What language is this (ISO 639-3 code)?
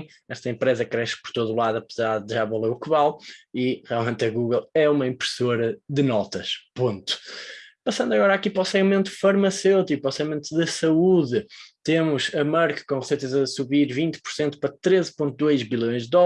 por